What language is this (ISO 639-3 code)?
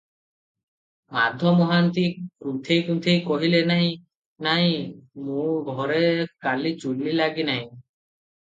ori